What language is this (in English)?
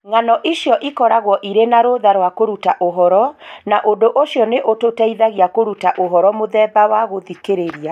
Kikuyu